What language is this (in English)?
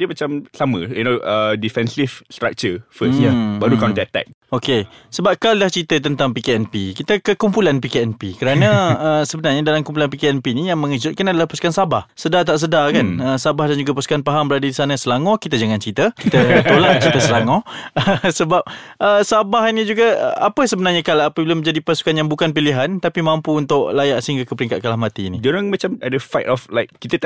Malay